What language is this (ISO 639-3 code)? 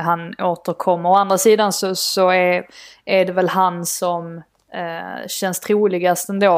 swe